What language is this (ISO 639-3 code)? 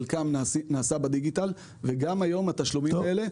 heb